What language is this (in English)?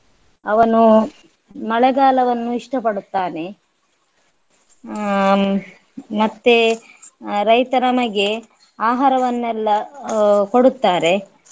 Kannada